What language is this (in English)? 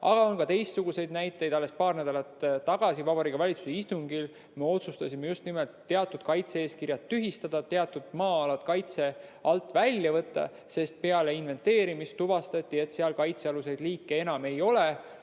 Estonian